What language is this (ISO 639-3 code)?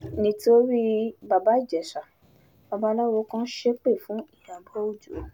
yor